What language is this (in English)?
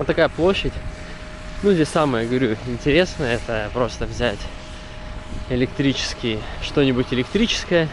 Russian